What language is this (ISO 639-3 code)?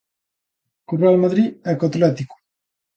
glg